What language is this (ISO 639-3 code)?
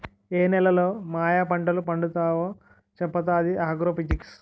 tel